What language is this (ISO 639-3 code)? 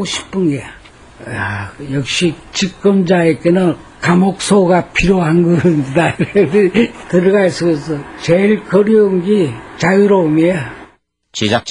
kor